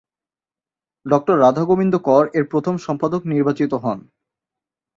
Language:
Bangla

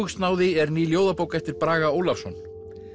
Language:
Icelandic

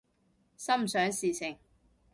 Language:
Cantonese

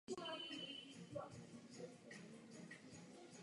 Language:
Czech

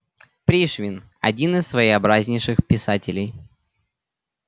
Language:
Russian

